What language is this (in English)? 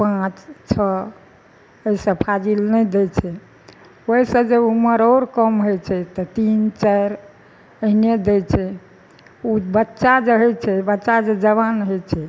Maithili